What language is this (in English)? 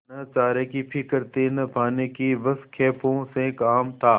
Hindi